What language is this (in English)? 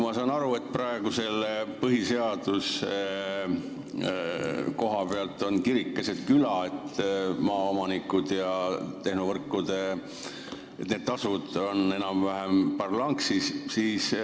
Estonian